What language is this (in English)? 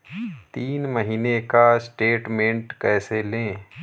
Hindi